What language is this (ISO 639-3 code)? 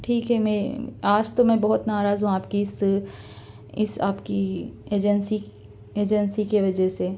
urd